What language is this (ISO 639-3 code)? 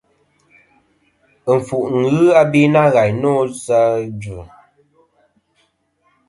bkm